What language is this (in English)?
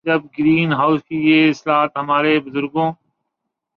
Urdu